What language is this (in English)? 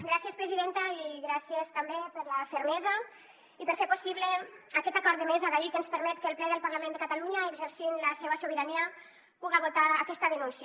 Catalan